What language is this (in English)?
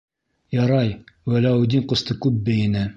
Bashkir